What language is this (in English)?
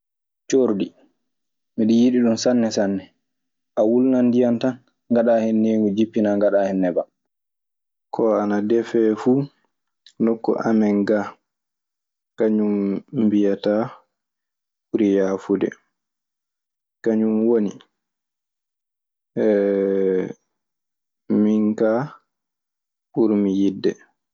Maasina Fulfulde